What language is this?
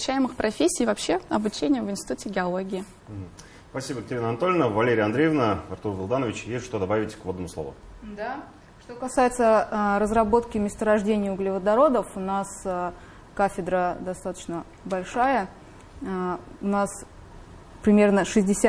Russian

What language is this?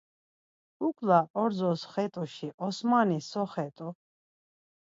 Laz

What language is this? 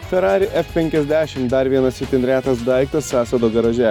Lithuanian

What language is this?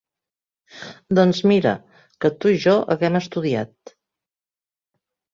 Catalan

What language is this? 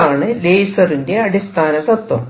Malayalam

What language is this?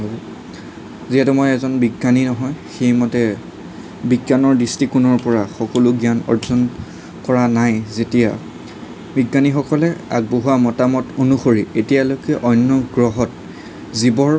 Assamese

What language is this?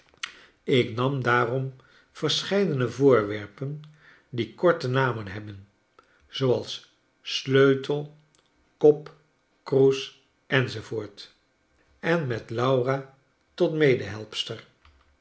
Dutch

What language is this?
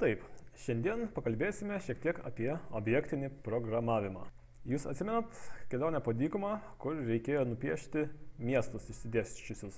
Lithuanian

